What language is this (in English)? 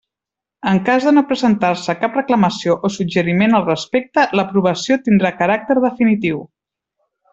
Catalan